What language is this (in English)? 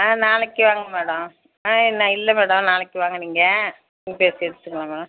Tamil